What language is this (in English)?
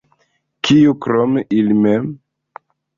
Esperanto